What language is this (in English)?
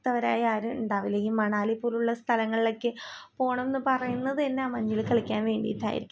Malayalam